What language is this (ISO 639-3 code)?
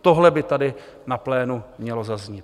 ces